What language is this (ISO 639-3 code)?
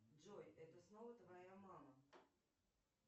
rus